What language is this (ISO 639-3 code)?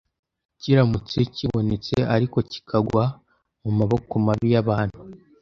kin